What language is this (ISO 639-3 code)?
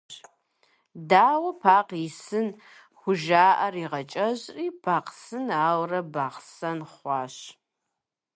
kbd